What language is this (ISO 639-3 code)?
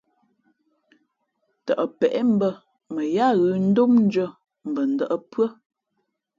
fmp